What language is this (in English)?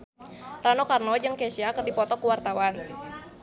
Sundanese